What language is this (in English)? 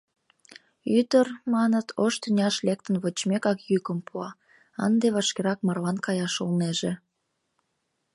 Mari